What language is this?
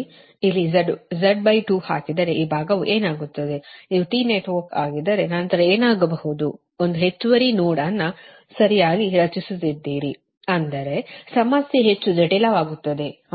Kannada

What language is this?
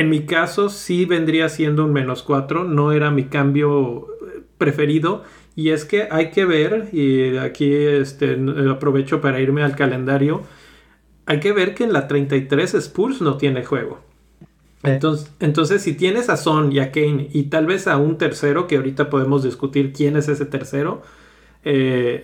Spanish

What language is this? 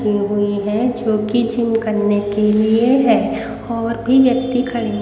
Hindi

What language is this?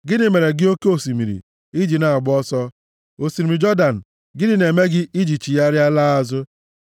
Igbo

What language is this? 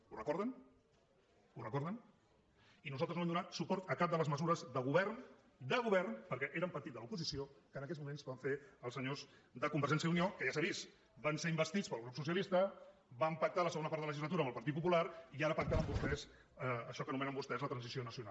Catalan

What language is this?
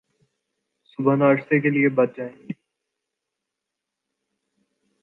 Urdu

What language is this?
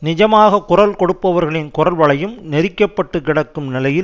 Tamil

